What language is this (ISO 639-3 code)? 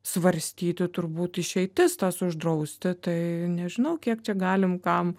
lit